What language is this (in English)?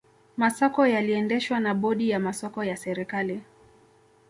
Swahili